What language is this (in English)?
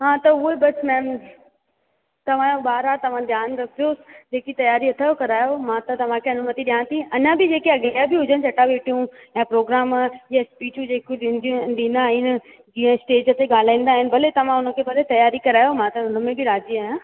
Sindhi